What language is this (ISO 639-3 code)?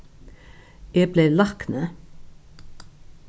fao